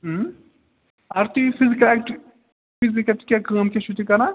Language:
Kashmiri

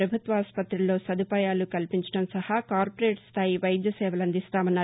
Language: Telugu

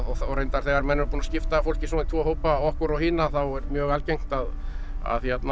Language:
Icelandic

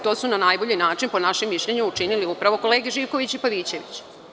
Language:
Serbian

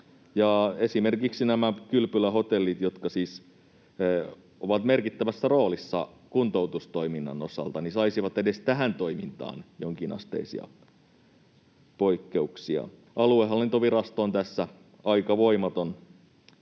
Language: Finnish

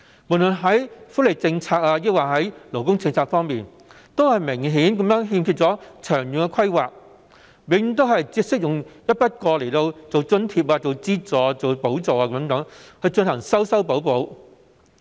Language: Cantonese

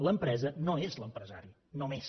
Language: Catalan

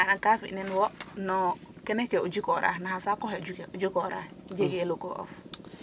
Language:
Serer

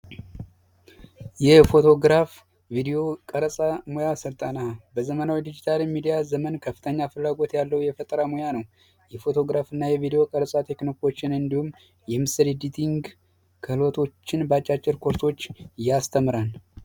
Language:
Amharic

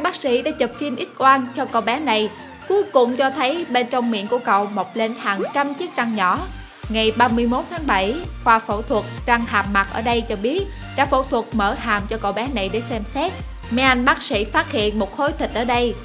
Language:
Vietnamese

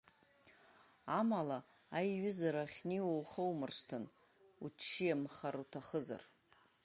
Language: Abkhazian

